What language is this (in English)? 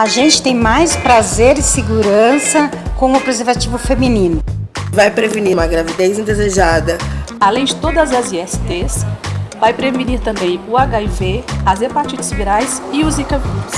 Portuguese